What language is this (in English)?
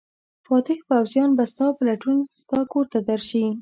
Pashto